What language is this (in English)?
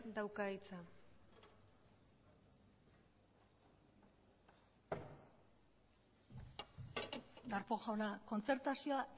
Basque